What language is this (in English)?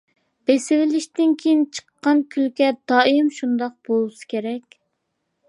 Uyghur